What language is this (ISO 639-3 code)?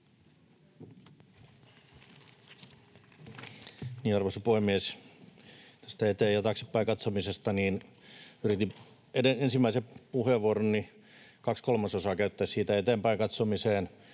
fin